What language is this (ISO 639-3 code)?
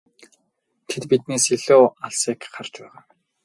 mon